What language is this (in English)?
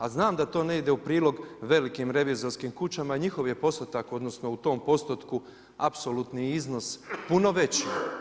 Croatian